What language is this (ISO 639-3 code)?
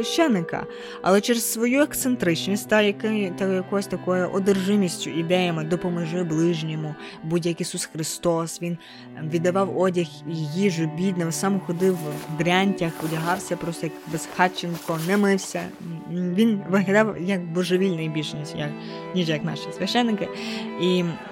ukr